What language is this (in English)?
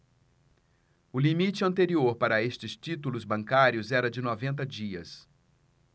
Portuguese